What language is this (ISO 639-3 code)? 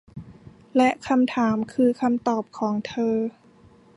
tha